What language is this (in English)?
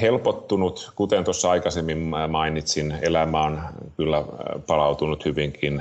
Finnish